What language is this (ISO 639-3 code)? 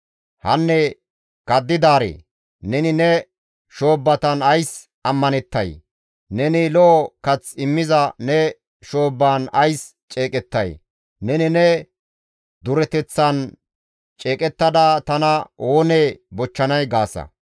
gmv